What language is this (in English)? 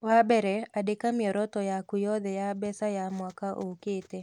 Kikuyu